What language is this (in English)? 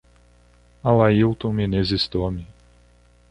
Portuguese